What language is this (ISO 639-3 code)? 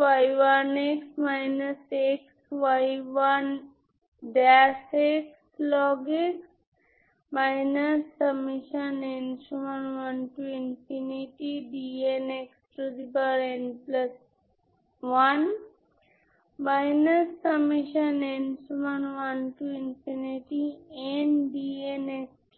ben